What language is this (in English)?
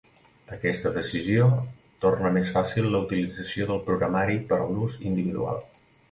Catalan